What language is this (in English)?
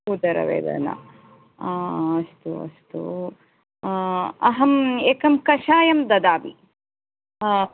Sanskrit